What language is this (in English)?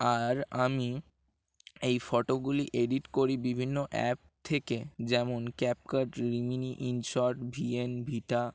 Bangla